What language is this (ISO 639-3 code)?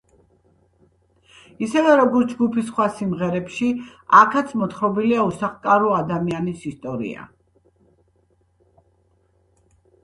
kat